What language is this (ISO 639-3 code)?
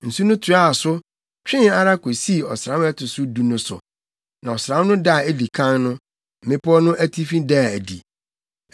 aka